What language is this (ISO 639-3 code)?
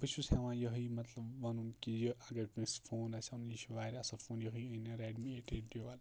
kas